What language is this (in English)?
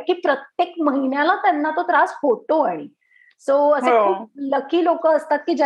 Marathi